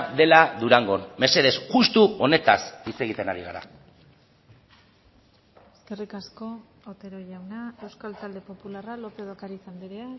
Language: Basque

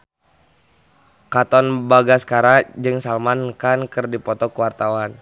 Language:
Sundanese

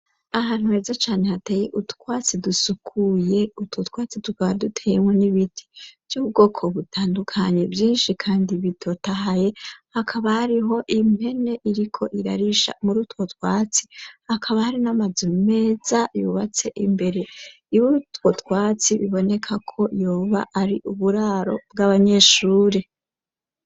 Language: Rundi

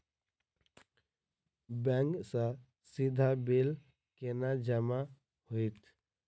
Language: Maithili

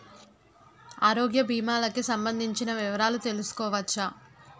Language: Telugu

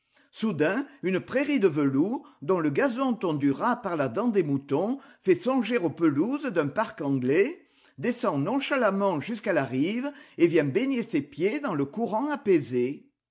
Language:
French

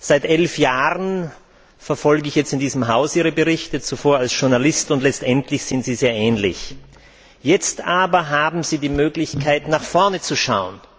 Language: German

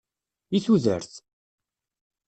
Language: Kabyle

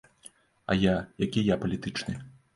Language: Belarusian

